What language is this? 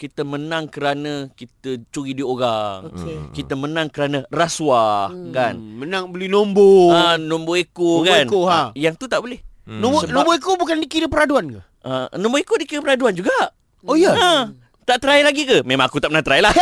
Malay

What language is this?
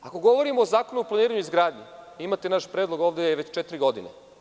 Serbian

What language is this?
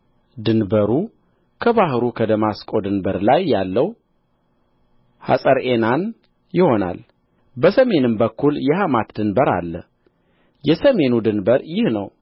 Amharic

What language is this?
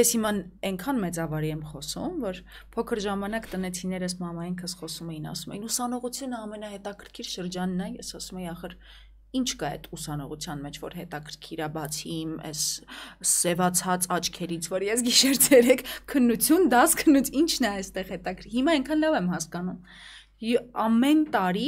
Romanian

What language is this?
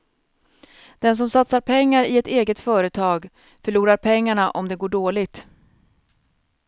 Swedish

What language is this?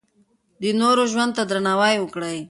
Pashto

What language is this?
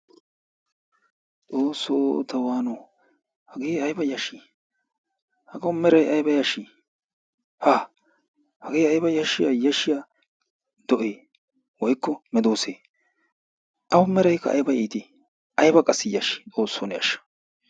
Wolaytta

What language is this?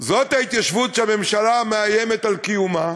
Hebrew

